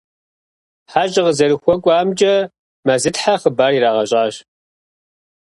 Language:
Kabardian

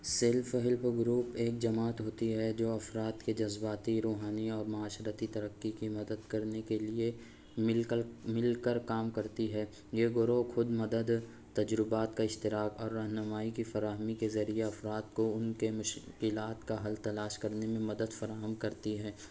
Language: Urdu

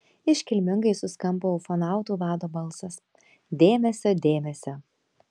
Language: Lithuanian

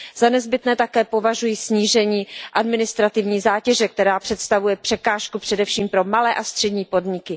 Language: Czech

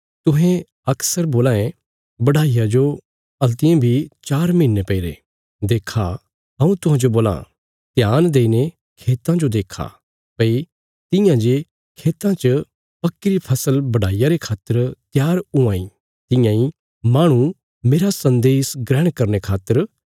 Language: Bilaspuri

